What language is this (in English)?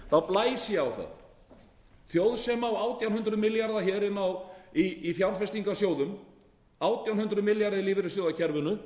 Icelandic